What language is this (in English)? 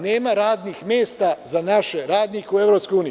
Serbian